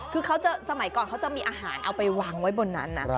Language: Thai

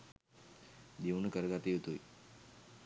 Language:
Sinhala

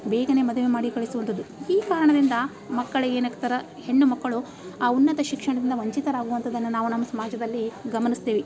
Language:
Kannada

